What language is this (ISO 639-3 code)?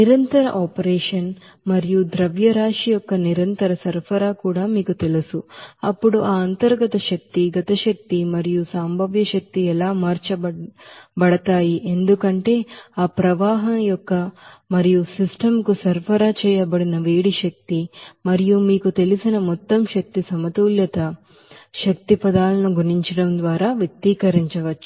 tel